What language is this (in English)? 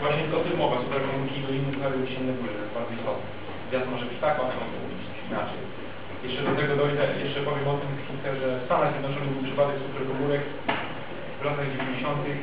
Polish